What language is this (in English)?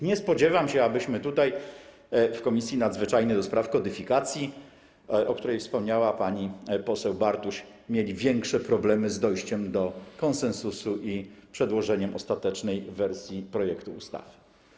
Polish